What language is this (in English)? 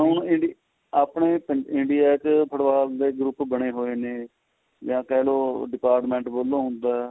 Punjabi